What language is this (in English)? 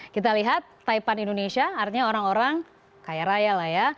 Indonesian